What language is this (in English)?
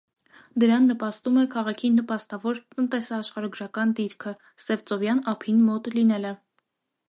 Armenian